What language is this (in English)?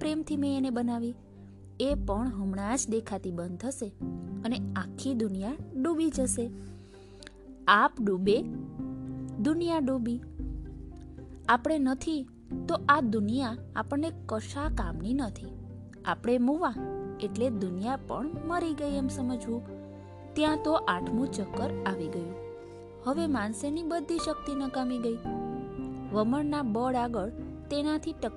Gujarati